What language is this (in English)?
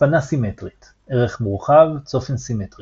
Hebrew